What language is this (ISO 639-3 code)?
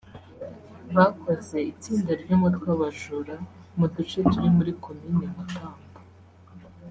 kin